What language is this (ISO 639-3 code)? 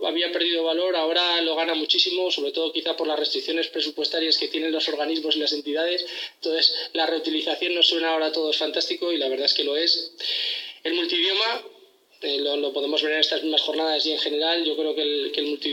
spa